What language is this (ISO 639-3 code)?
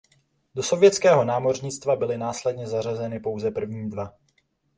ces